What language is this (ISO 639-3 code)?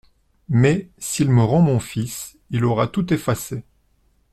fra